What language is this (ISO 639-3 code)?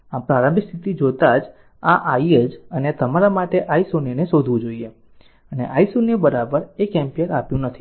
guj